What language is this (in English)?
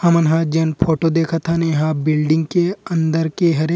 Chhattisgarhi